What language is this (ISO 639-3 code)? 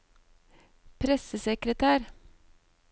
nor